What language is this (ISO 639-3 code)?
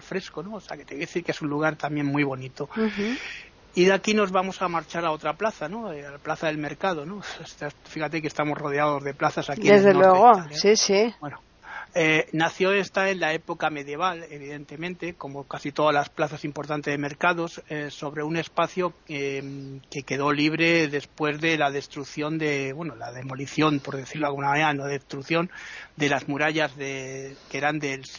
spa